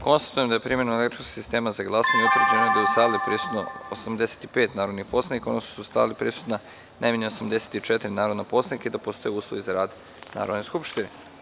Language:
Serbian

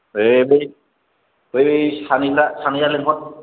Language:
Bodo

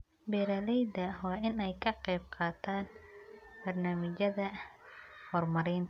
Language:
Somali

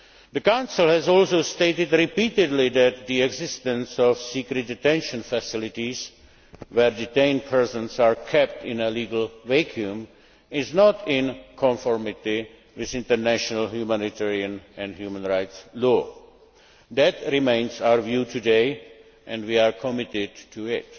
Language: English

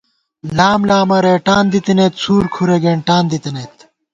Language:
Gawar-Bati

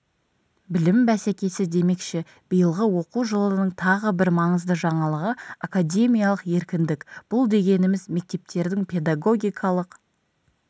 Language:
Kazakh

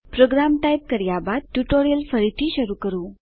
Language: Gujarati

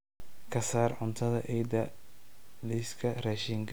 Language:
Somali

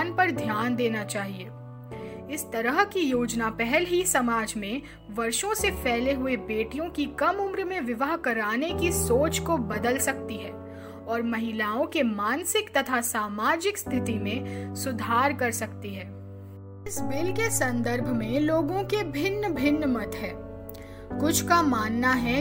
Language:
Hindi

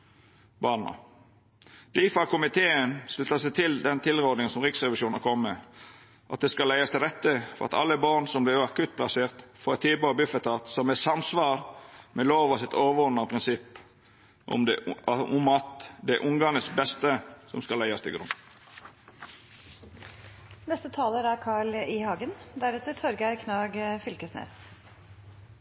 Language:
Norwegian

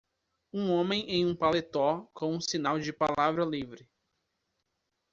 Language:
Portuguese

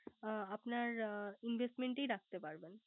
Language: Bangla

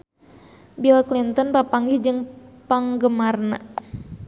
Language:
Sundanese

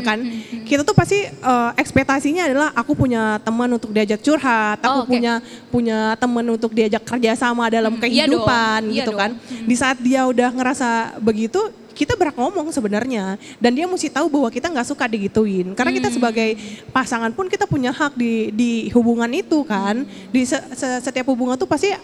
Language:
Indonesian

